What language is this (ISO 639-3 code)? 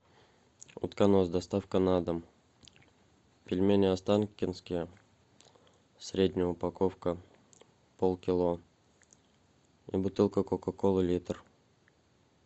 rus